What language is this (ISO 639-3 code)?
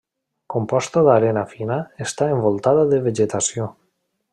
cat